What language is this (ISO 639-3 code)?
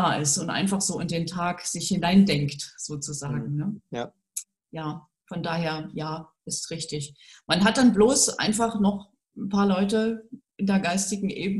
deu